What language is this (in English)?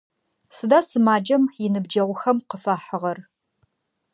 Adyghe